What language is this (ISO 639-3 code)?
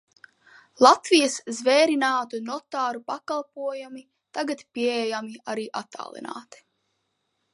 lav